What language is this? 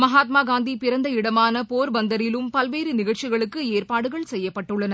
Tamil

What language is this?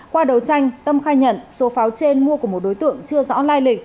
Vietnamese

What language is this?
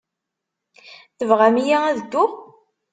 Kabyle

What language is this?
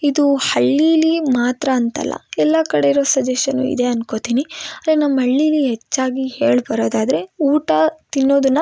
Kannada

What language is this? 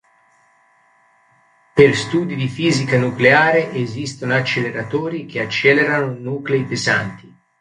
Italian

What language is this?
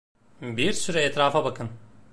Turkish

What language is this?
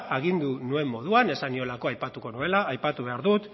Basque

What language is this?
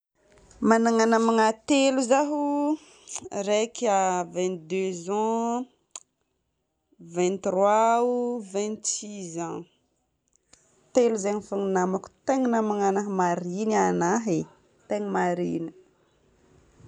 Northern Betsimisaraka Malagasy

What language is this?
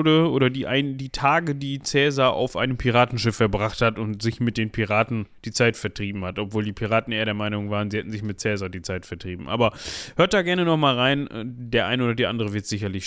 German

